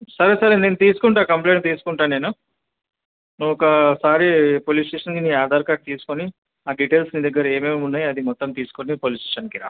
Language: Telugu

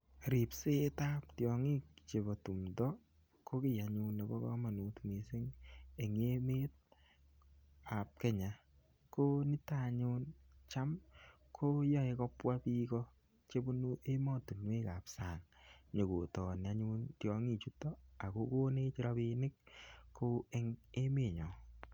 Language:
Kalenjin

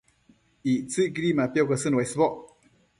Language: Matsés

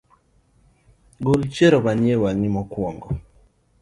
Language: Luo (Kenya and Tanzania)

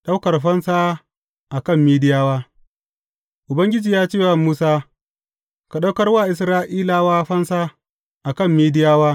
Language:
Hausa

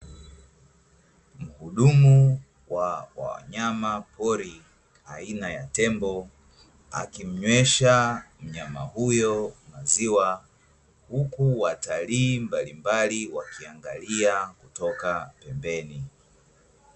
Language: Swahili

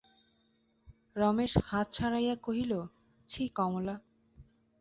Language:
Bangla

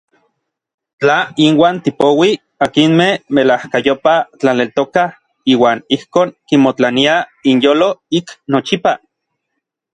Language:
Orizaba Nahuatl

